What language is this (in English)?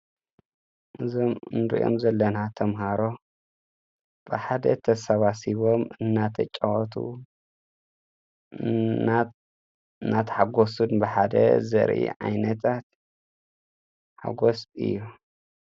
Tigrinya